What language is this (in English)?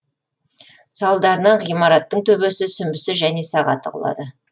Kazakh